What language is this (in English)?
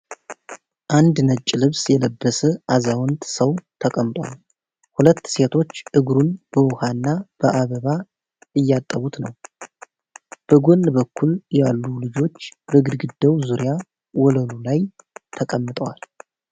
Amharic